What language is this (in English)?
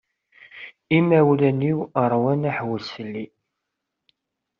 Kabyle